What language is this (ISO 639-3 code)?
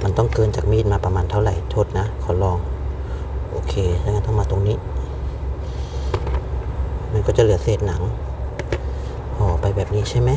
tha